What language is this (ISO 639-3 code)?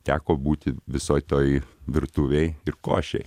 lit